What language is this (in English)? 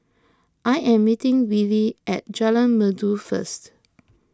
English